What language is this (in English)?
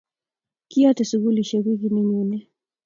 Kalenjin